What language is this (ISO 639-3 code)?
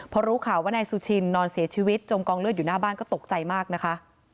tha